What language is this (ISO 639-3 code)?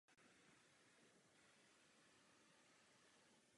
ces